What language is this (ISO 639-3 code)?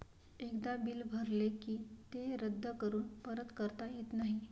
mar